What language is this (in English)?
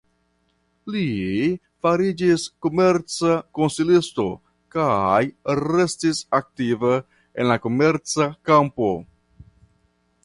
Esperanto